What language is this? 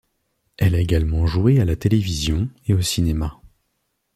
French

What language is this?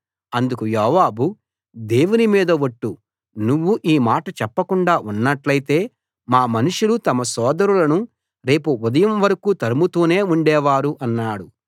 Telugu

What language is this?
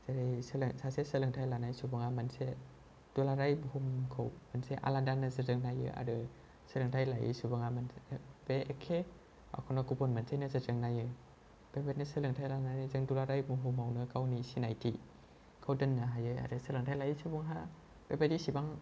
Bodo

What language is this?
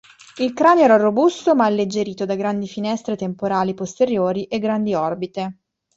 Italian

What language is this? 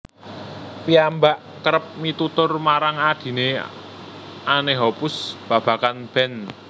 Javanese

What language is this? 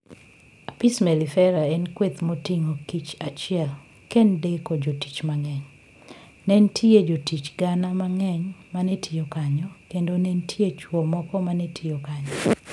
Luo (Kenya and Tanzania)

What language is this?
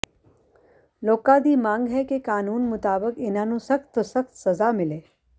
Punjabi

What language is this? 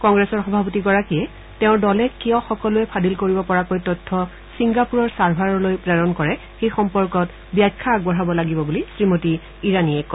Assamese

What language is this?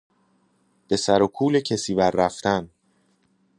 Persian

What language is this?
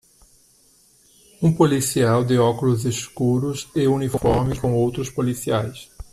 Portuguese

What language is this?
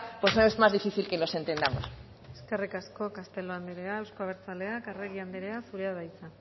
Basque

